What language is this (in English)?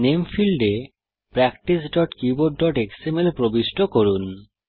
Bangla